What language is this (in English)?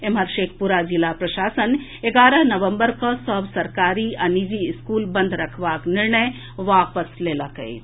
Maithili